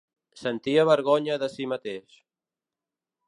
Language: Catalan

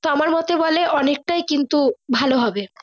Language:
Bangla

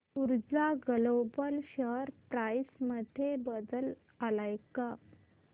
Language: Marathi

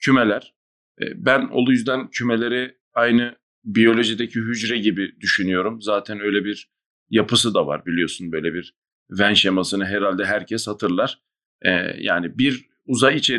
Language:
Turkish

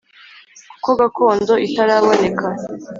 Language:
Kinyarwanda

